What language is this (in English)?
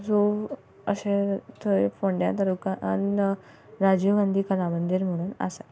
Konkani